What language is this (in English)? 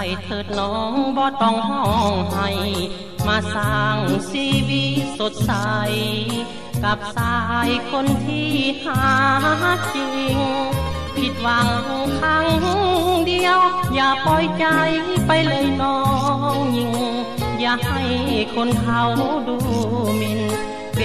Thai